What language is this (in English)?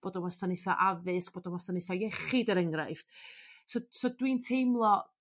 Welsh